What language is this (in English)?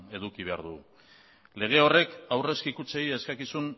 Basque